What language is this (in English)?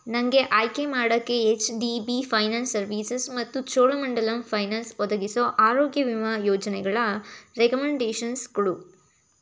Kannada